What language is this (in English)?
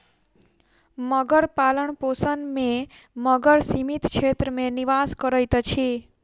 Maithili